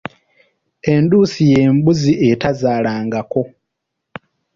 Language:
Ganda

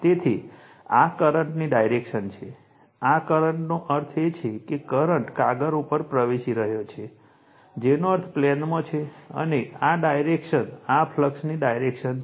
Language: Gujarati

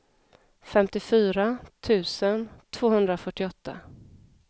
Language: Swedish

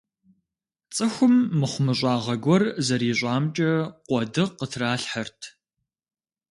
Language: Kabardian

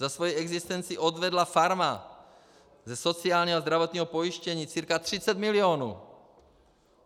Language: Czech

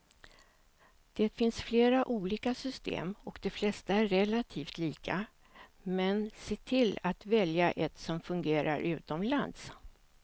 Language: Swedish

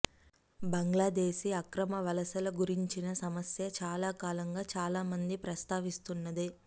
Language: Telugu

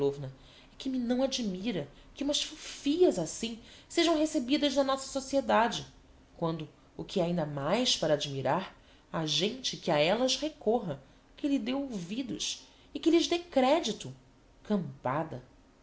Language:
Portuguese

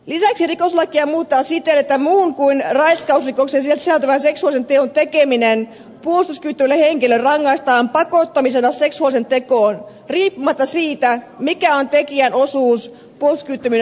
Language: Finnish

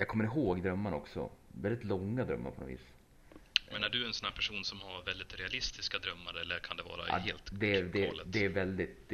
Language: Swedish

